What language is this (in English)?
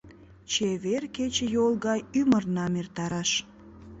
Mari